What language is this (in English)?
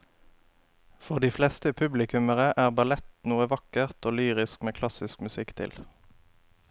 Norwegian